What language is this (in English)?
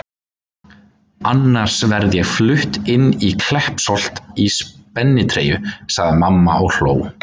Icelandic